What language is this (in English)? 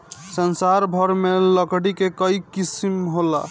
Bhojpuri